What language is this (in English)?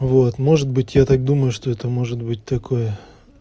Russian